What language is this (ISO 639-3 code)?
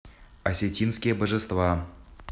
rus